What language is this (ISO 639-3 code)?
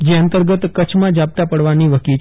guj